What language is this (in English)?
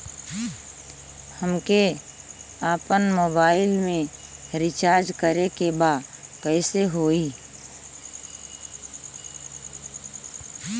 Bhojpuri